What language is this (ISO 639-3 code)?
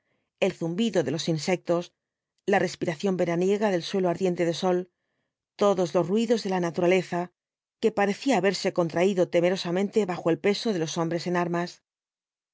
spa